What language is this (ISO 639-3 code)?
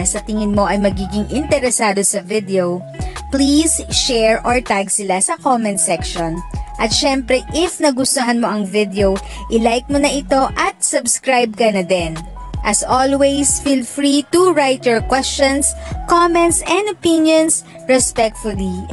fil